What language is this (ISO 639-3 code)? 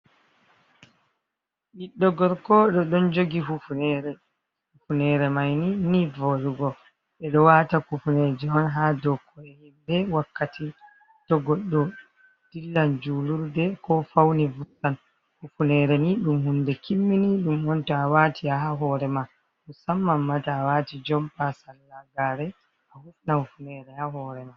ful